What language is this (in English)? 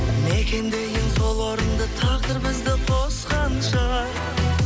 Kazakh